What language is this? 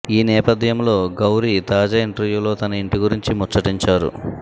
Telugu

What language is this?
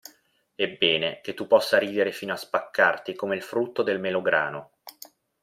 Italian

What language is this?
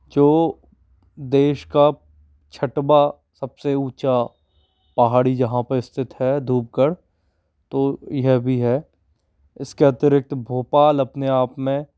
Hindi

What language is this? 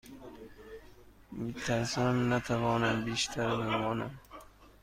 Persian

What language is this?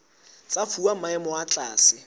Southern Sotho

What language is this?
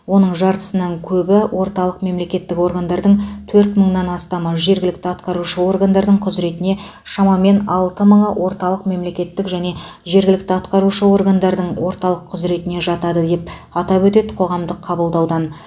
Kazakh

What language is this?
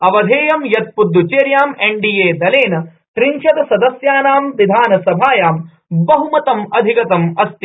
Sanskrit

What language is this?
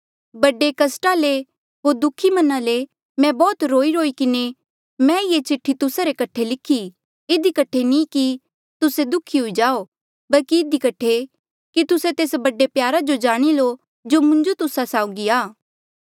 Mandeali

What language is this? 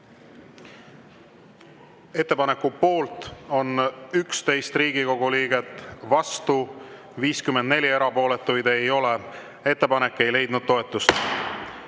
Estonian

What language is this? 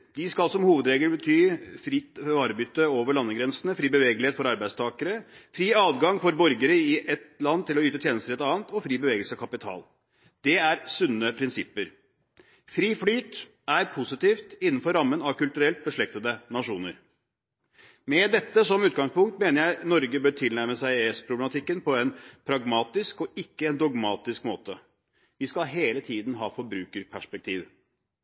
Norwegian Bokmål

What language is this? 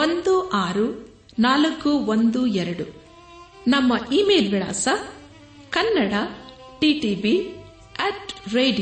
Kannada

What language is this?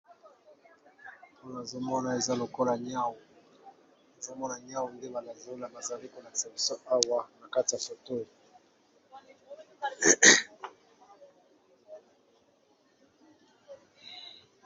Lingala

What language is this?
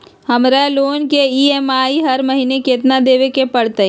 Magahi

